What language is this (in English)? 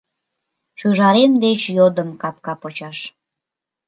Mari